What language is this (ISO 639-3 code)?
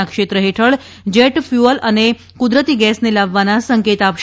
guj